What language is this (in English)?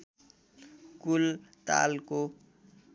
Nepali